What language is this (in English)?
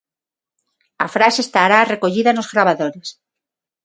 Galician